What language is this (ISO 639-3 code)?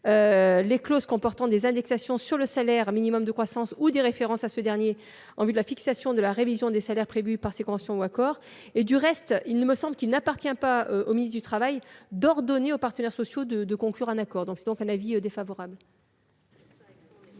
fra